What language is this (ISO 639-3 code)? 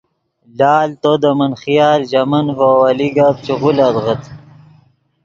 ydg